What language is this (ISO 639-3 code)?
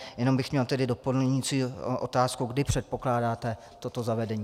ces